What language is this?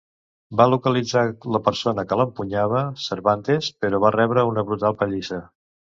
Catalan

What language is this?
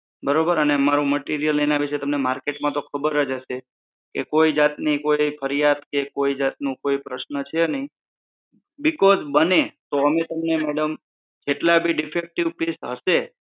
Gujarati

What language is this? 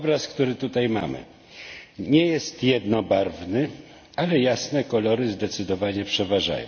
Polish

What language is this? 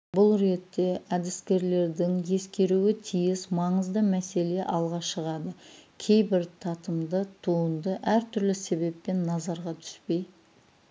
Kazakh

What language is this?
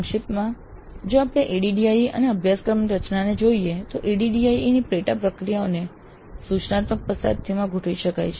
Gujarati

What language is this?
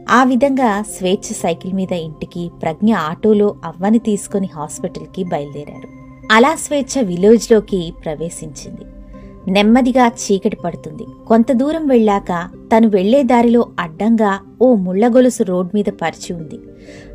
Telugu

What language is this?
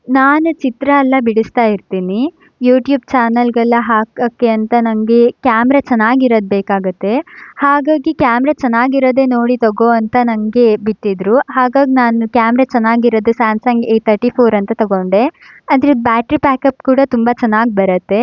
Kannada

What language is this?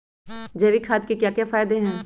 Magahi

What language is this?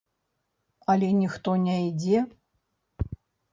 Belarusian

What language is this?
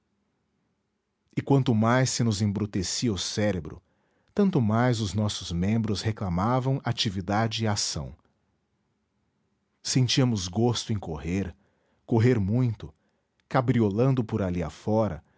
Portuguese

